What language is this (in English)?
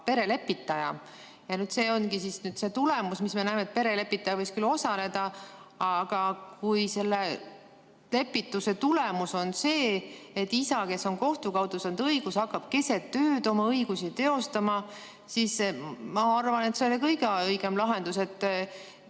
Estonian